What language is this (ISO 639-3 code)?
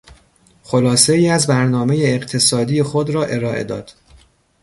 fas